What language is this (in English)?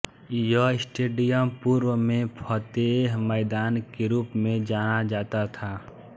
Hindi